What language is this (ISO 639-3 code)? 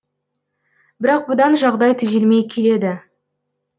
kaz